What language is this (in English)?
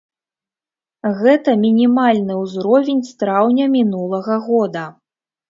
Belarusian